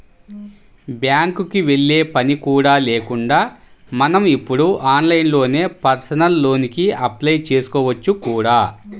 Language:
Telugu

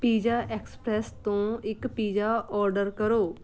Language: Punjabi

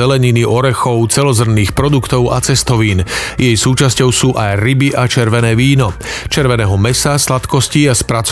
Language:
Slovak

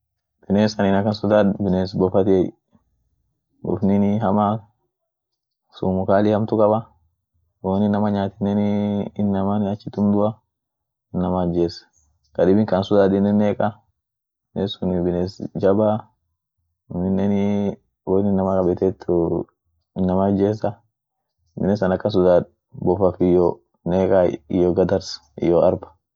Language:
Orma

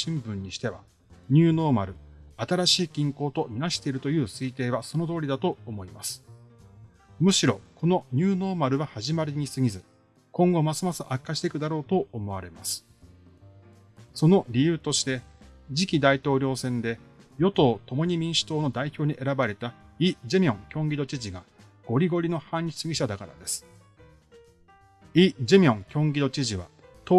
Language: Japanese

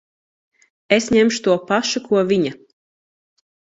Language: Latvian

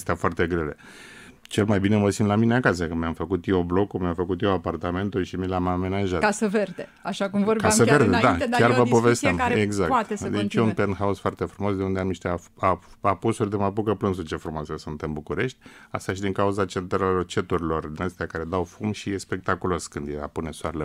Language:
Romanian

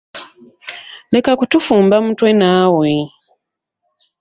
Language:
Ganda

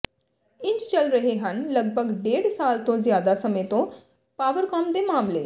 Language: Punjabi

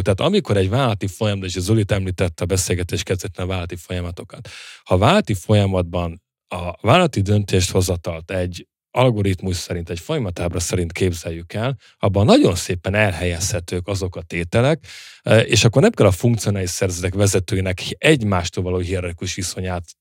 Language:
Hungarian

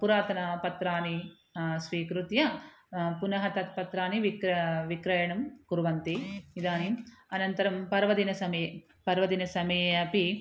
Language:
Sanskrit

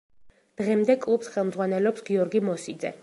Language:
Georgian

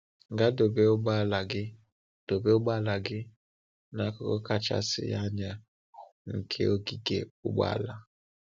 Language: Igbo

